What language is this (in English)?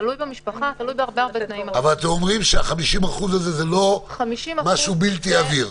Hebrew